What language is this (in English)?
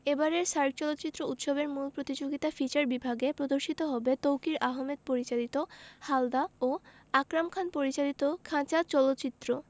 Bangla